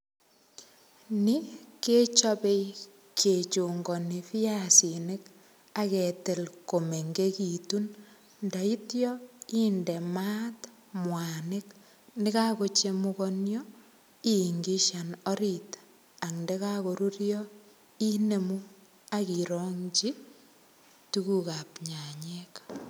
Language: Kalenjin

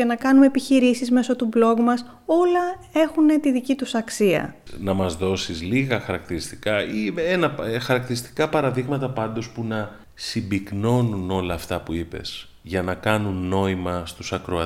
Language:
Greek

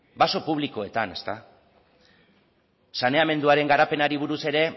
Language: Basque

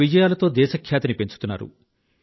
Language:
Telugu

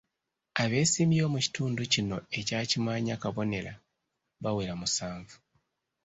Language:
Ganda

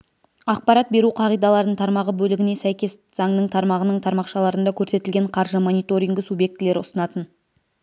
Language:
Kazakh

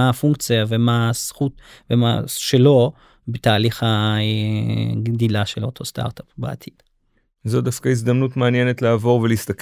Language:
Hebrew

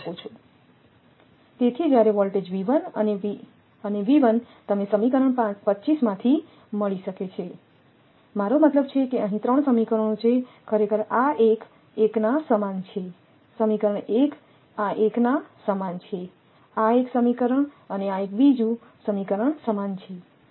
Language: Gujarati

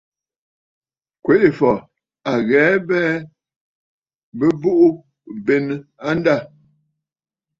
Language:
Bafut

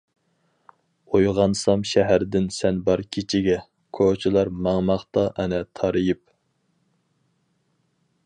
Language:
Uyghur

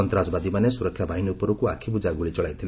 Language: Odia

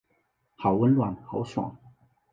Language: Chinese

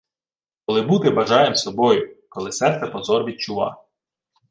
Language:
Ukrainian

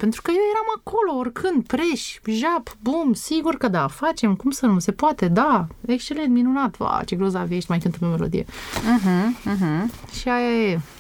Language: Romanian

